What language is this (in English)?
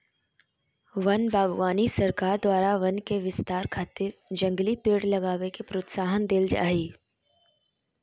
Magahi